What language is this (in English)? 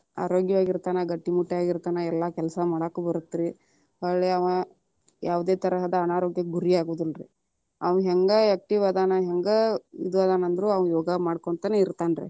Kannada